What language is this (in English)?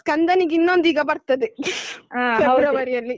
Kannada